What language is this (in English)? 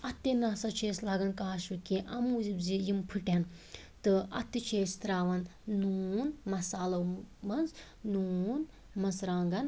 Kashmiri